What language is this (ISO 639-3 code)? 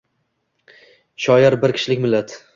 uzb